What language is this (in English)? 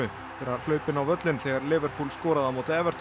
Icelandic